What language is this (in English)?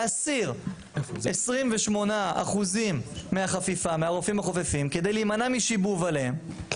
Hebrew